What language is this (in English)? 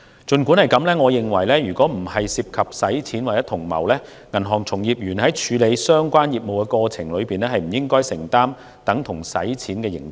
Cantonese